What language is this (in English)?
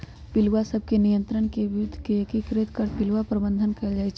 Magahi